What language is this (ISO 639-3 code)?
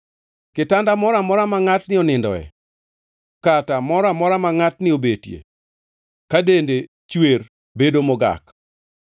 luo